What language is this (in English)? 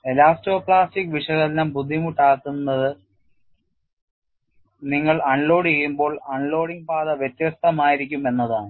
Malayalam